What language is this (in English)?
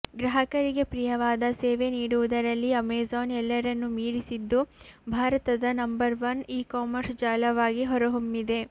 Kannada